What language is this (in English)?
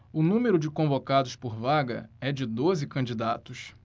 Portuguese